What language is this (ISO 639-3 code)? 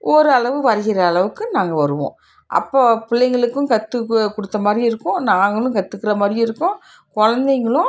tam